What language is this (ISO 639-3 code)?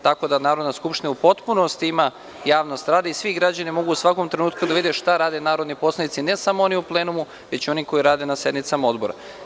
srp